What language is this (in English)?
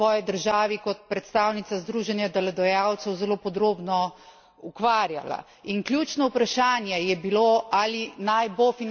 Slovenian